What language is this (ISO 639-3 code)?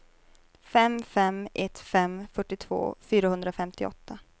swe